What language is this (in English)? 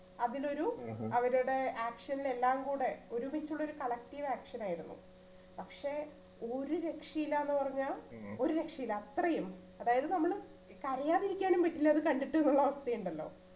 Malayalam